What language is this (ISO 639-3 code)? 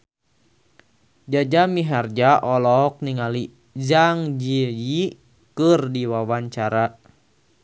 sun